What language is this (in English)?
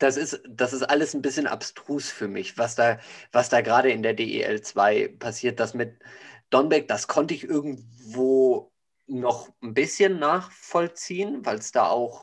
German